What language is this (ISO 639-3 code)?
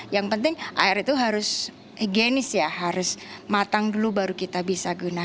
ind